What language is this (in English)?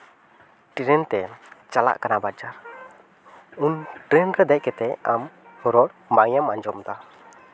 Santali